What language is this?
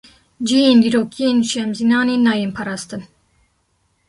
Kurdish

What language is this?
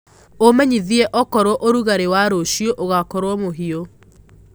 Kikuyu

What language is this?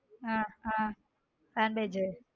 Tamil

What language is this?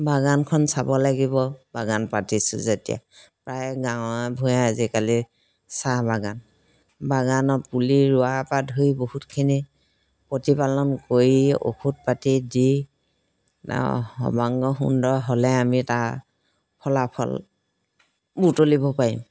Assamese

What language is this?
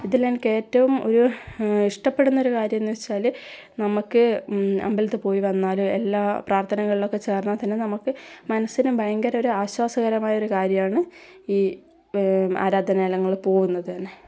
Malayalam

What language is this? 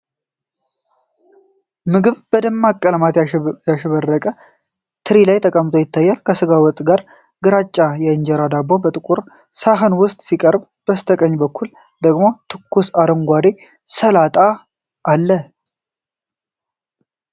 Amharic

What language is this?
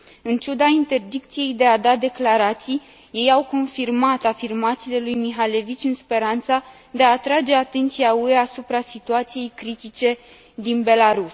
Romanian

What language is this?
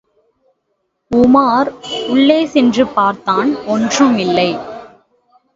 Tamil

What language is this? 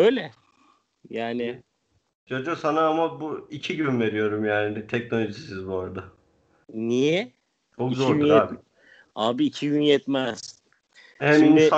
Turkish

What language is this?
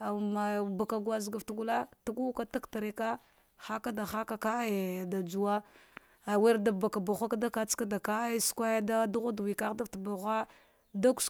Dghwede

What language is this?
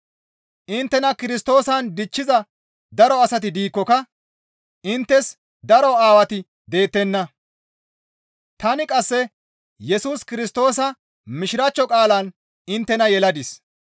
Gamo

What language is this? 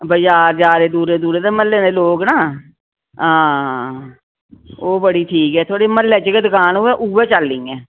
Dogri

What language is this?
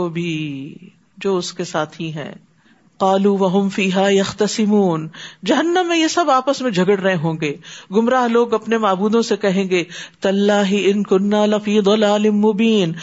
Urdu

